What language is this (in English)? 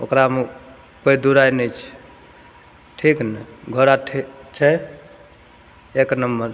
Maithili